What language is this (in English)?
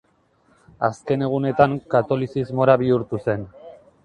Basque